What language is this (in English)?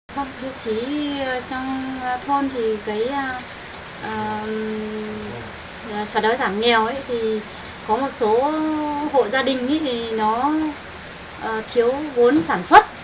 Vietnamese